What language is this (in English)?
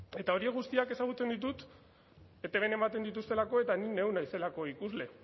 Basque